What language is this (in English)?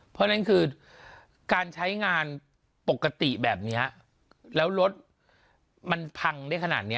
Thai